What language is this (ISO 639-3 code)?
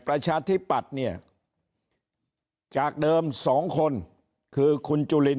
tha